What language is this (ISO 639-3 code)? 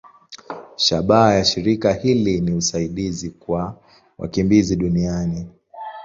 swa